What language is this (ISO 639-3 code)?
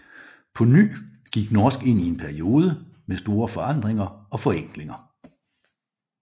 dan